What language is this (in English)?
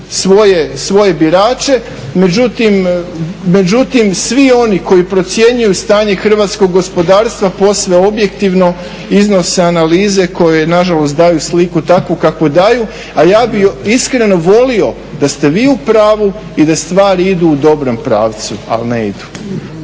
Croatian